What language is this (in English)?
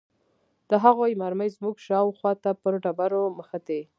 Pashto